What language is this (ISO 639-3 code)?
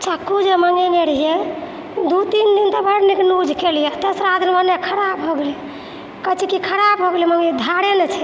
mai